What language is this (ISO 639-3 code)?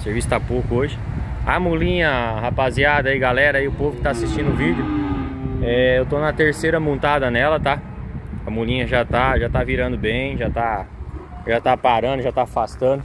por